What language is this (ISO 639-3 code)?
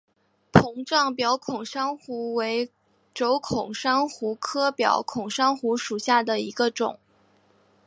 zho